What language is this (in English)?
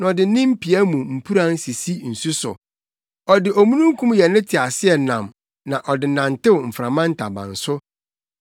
Akan